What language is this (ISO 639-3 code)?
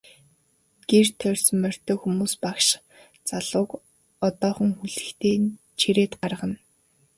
mon